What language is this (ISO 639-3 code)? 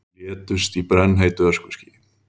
isl